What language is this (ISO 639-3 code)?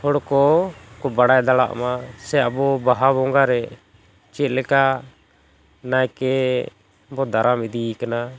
sat